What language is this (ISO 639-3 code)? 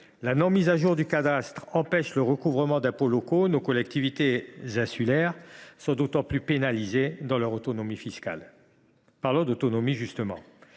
fra